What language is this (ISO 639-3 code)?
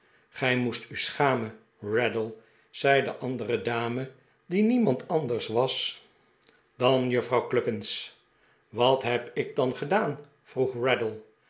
nld